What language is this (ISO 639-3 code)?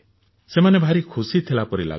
ori